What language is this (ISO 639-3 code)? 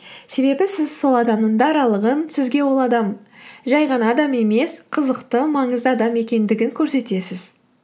kaz